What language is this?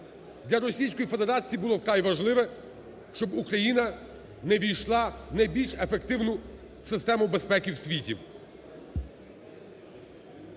Ukrainian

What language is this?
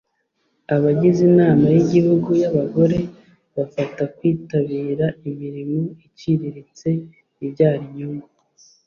Kinyarwanda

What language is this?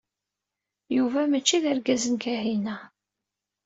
Kabyle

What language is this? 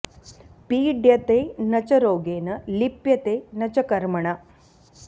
Sanskrit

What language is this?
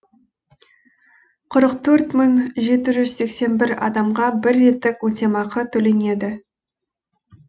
Kazakh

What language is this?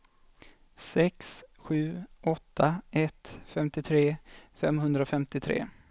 Swedish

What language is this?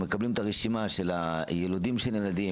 Hebrew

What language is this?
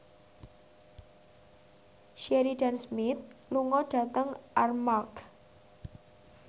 Javanese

